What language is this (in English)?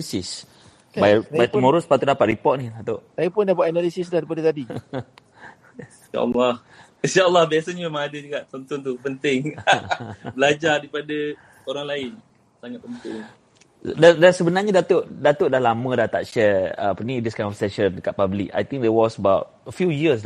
Malay